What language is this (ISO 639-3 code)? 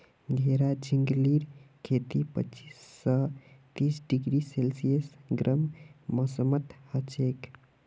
mag